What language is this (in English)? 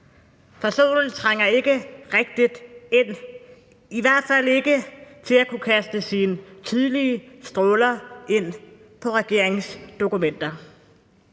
Danish